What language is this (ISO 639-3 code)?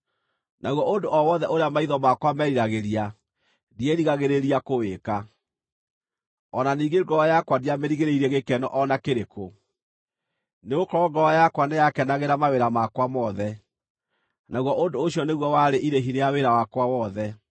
kik